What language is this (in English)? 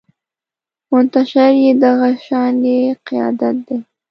Pashto